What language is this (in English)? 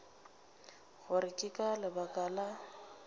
Northern Sotho